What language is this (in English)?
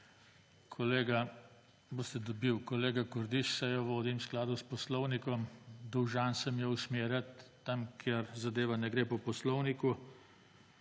Slovenian